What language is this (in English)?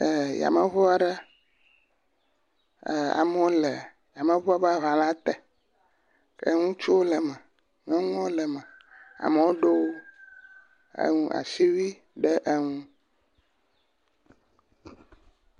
Ewe